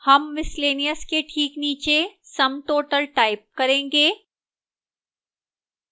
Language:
Hindi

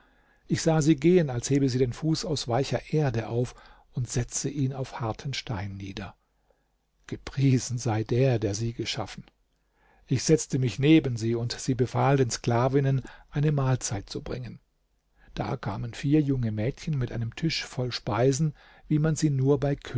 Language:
German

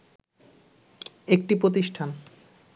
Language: Bangla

